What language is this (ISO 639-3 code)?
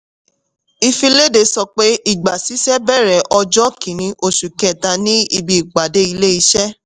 yor